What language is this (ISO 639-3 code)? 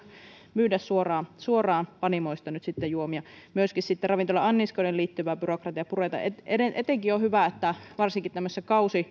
fin